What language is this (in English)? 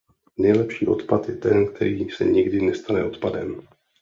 Czech